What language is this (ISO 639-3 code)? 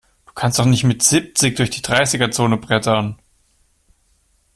deu